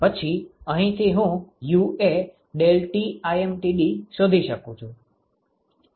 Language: Gujarati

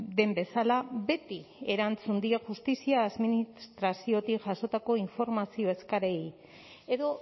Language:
Basque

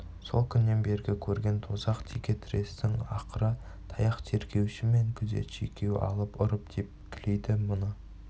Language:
Kazakh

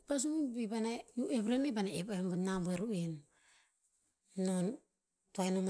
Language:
Tinputz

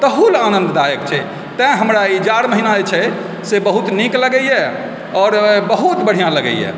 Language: Maithili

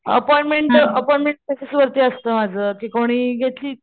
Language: Marathi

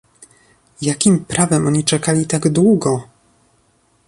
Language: Polish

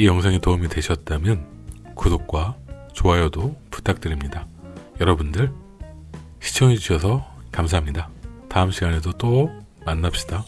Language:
Korean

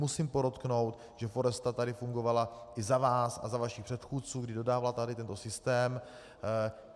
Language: Czech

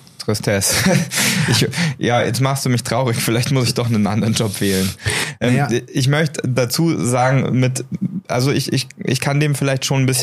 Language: German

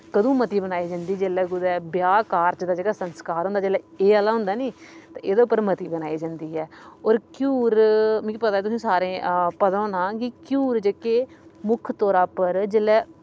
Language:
Dogri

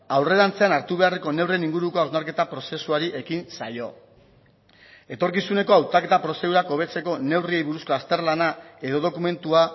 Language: Basque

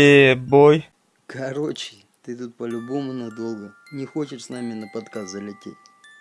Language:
Russian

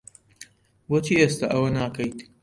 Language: Central Kurdish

